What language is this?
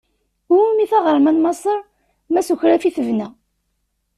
Kabyle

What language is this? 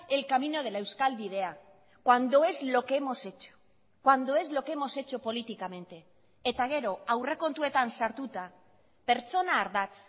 Spanish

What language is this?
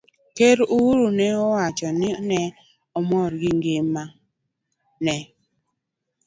Luo (Kenya and Tanzania)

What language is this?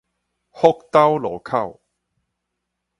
Min Nan Chinese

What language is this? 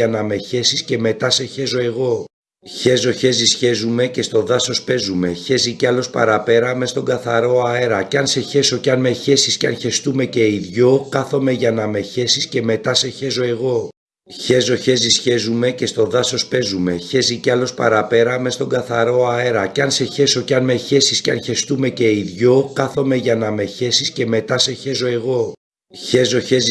Greek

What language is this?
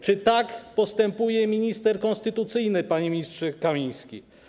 Polish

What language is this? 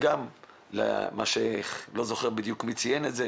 Hebrew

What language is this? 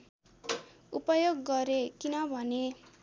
Nepali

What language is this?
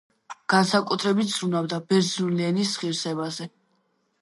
Georgian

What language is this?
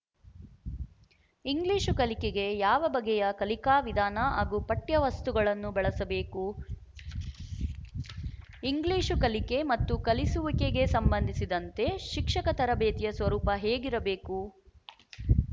Kannada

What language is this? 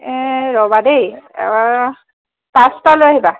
Assamese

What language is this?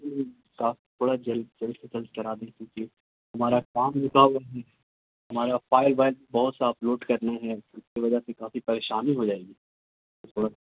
Urdu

